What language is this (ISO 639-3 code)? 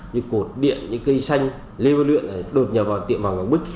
vie